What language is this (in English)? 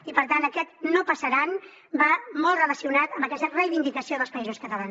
Catalan